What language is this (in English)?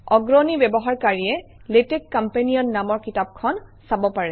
Assamese